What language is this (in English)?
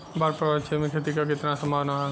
Bhojpuri